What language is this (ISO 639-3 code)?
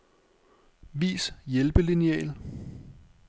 dan